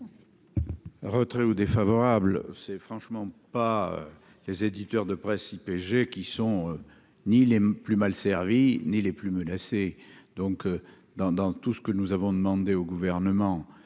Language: French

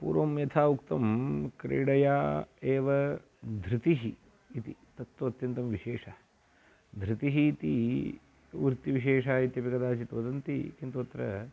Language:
Sanskrit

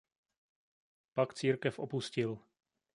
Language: Czech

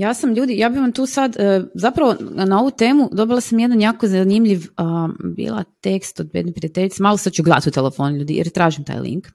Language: Croatian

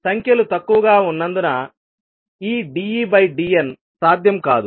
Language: Telugu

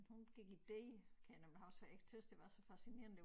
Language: Danish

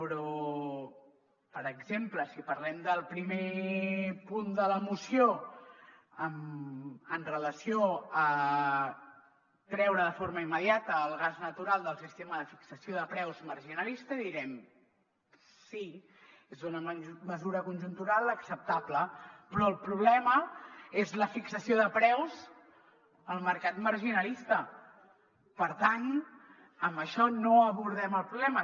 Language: Catalan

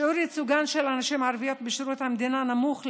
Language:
Hebrew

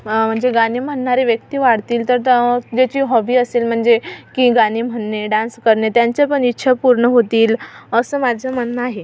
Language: Marathi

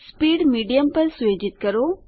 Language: Gujarati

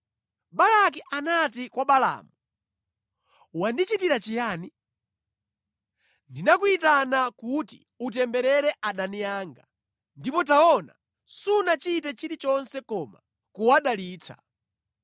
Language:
Nyanja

